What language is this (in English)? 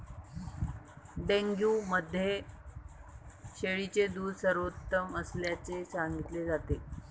Marathi